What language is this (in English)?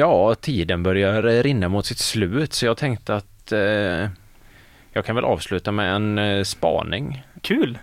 Swedish